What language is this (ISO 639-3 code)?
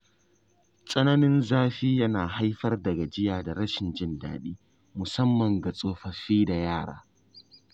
hau